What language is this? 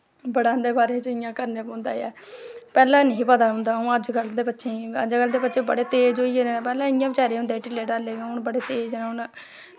Dogri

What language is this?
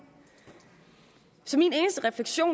Danish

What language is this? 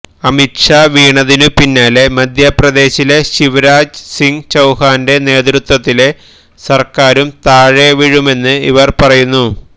Malayalam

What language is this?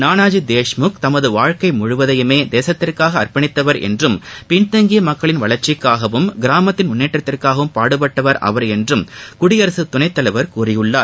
Tamil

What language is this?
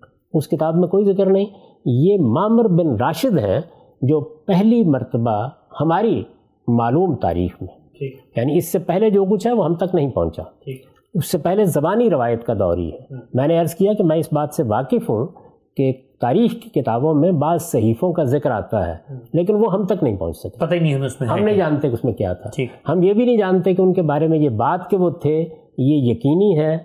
Urdu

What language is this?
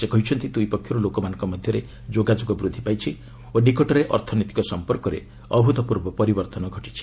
Odia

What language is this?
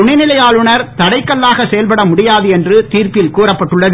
Tamil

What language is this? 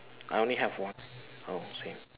English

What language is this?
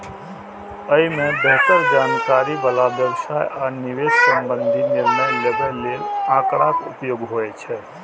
Maithili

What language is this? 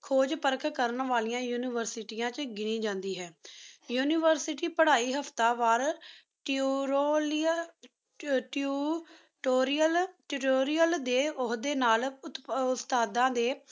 Punjabi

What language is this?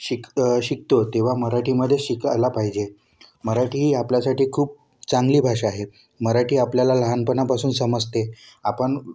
Marathi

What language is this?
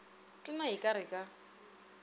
Northern Sotho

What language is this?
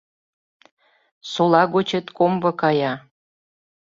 Mari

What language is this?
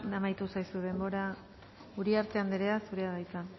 Basque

